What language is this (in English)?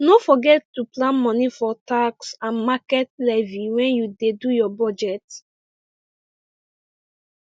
Nigerian Pidgin